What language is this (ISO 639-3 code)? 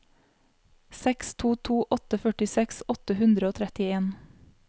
nor